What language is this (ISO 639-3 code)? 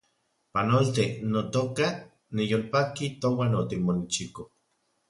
ncx